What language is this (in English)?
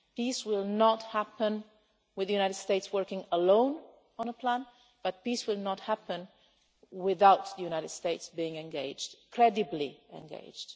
English